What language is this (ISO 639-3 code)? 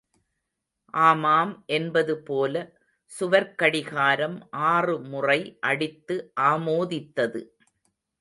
tam